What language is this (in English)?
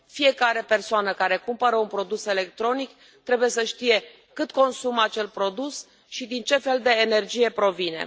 Romanian